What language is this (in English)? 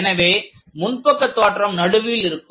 Tamil